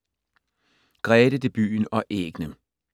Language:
Danish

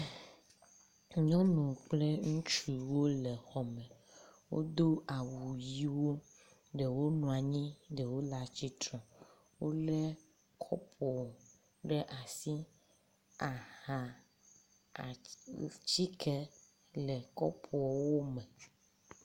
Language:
Ewe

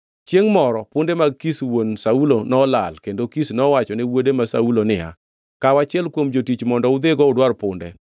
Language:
Luo (Kenya and Tanzania)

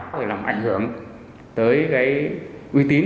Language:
Vietnamese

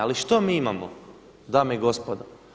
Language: Croatian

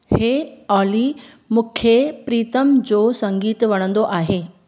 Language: Sindhi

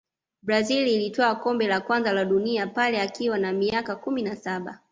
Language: Swahili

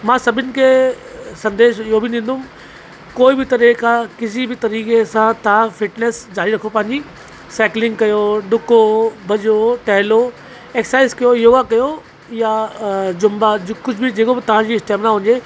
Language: Sindhi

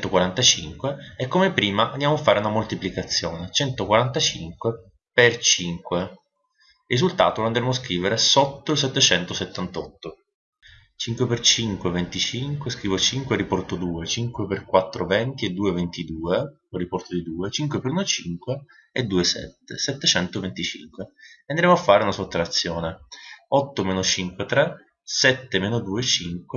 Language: Italian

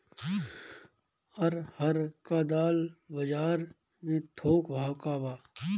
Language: Bhojpuri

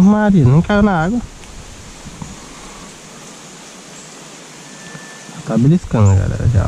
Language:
Portuguese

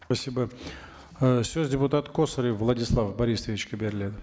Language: Kazakh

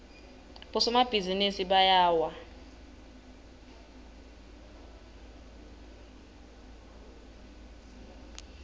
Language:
Swati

